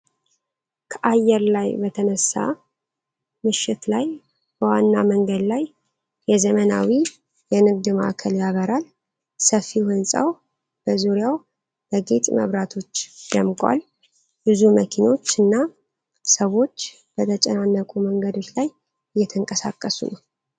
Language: Amharic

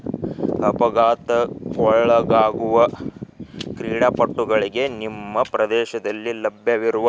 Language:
Kannada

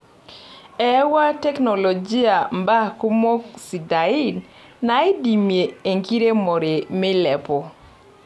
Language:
Masai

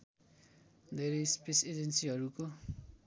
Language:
Nepali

